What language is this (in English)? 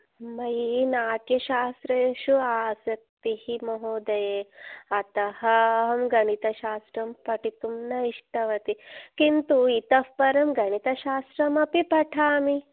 Sanskrit